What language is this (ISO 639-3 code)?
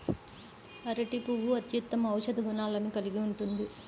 tel